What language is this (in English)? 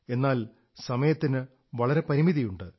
Malayalam